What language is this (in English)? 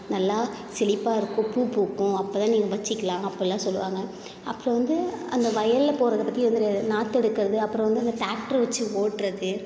Tamil